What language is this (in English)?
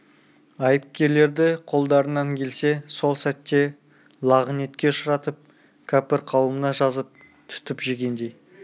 Kazakh